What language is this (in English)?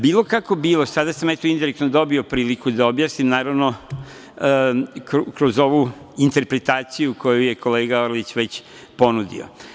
Serbian